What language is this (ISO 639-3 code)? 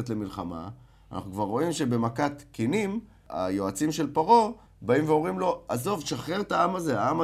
heb